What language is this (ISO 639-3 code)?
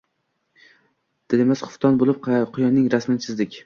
uzb